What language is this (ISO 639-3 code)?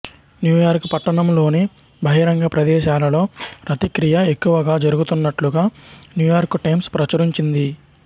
tel